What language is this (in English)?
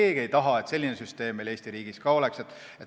Estonian